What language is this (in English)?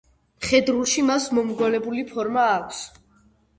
Georgian